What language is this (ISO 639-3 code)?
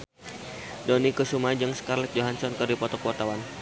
sun